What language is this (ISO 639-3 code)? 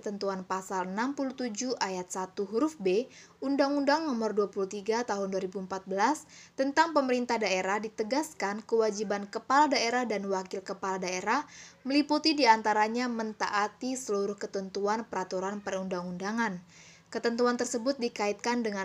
ind